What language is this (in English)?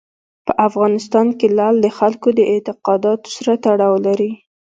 Pashto